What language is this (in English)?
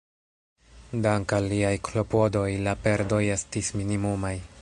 Esperanto